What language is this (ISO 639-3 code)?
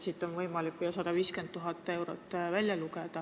est